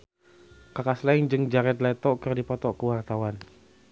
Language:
Sundanese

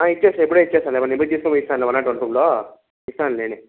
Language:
Telugu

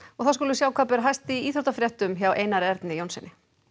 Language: Icelandic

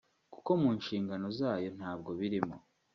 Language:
Kinyarwanda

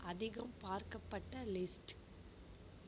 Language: Tamil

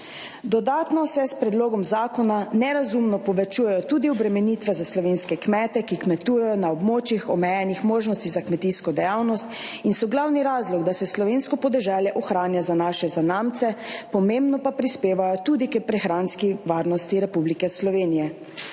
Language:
Slovenian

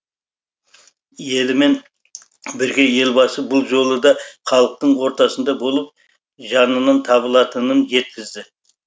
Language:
Kazakh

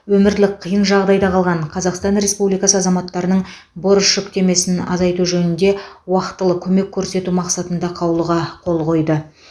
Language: Kazakh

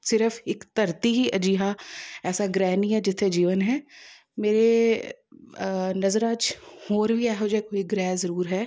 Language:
Punjabi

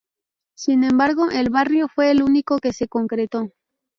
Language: Spanish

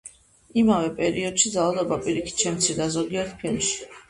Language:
Georgian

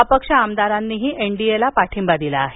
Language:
Marathi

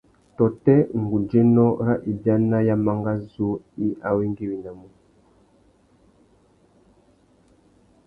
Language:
Tuki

